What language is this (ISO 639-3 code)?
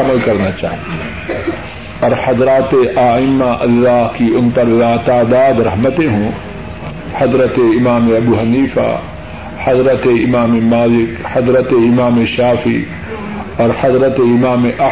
urd